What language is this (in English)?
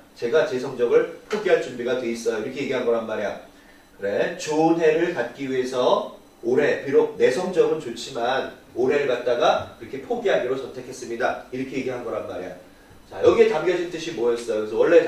Korean